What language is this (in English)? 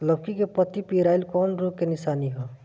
Bhojpuri